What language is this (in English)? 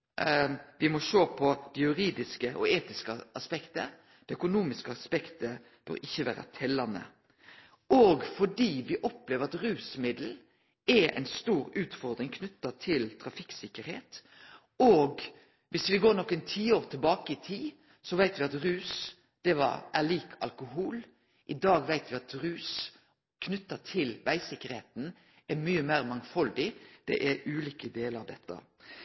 Norwegian Nynorsk